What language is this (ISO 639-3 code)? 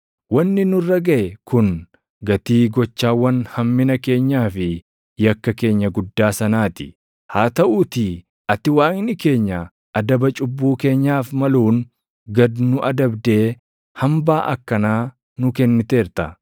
orm